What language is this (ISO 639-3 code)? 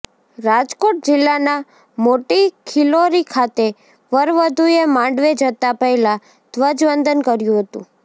guj